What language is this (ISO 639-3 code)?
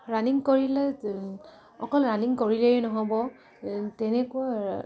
asm